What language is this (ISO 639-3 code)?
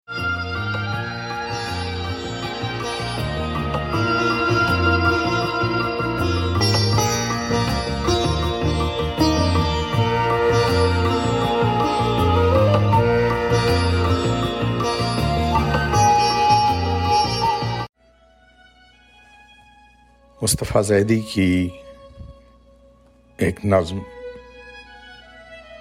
urd